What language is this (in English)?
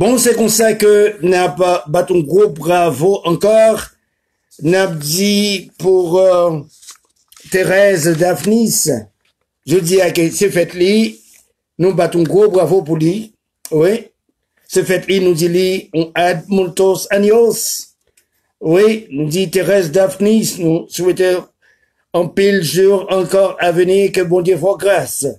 French